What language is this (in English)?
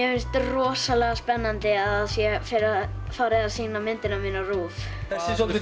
Icelandic